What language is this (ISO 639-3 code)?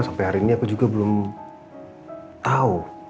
ind